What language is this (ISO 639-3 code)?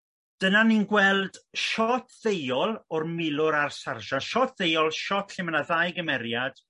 cym